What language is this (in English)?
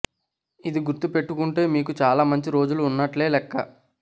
Telugu